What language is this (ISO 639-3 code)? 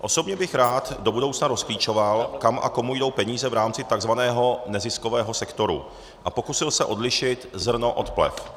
ces